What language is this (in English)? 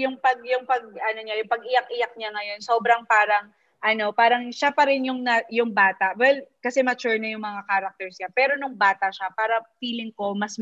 Filipino